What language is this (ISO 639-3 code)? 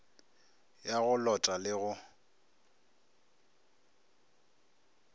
nso